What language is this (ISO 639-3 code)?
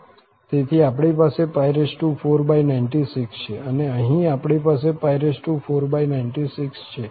guj